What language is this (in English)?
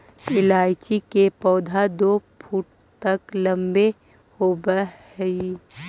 Magahi